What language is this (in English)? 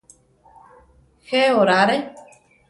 Central Tarahumara